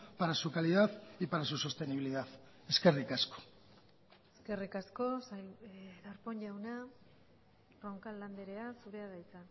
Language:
Basque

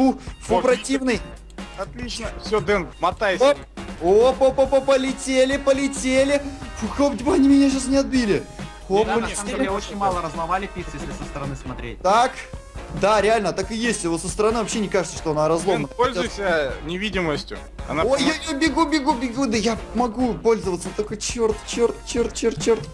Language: Russian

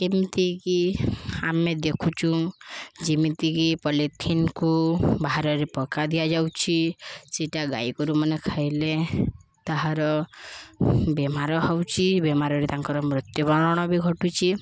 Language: Odia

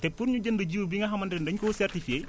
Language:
Wolof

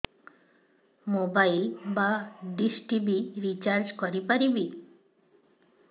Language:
Odia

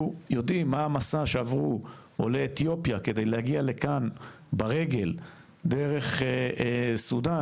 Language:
Hebrew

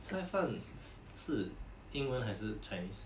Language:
English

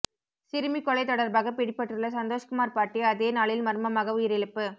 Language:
Tamil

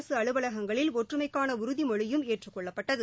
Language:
Tamil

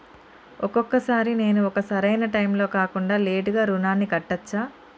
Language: Telugu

